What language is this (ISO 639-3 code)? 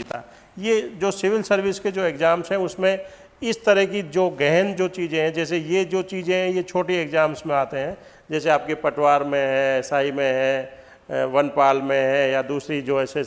hin